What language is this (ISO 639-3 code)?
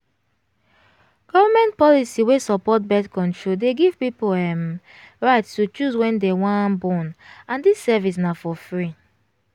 pcm